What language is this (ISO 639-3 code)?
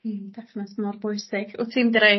cym